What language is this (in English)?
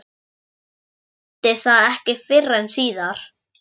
Icelandic